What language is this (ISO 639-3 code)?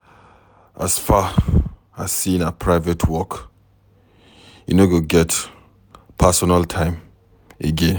pcm